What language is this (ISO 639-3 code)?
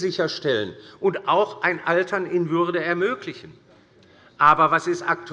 deu